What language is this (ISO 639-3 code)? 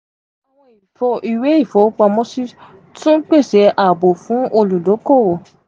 yor